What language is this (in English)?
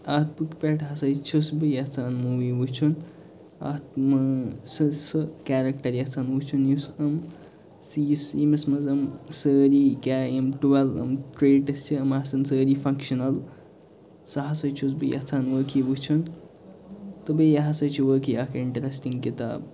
Kashmiri